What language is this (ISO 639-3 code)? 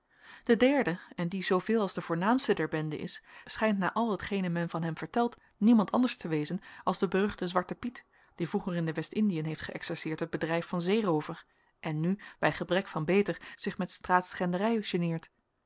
nld